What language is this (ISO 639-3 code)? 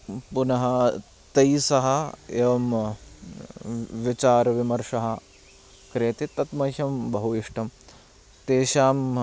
san